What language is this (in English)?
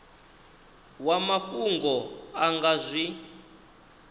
Venda